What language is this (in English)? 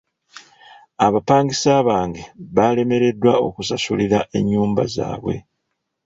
Ganda